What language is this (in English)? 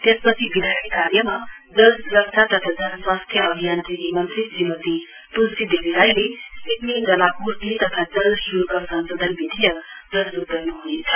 Nepali